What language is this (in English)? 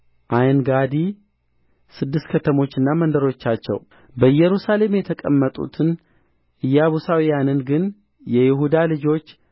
Amharic